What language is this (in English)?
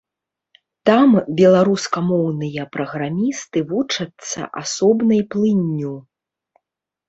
Belarusian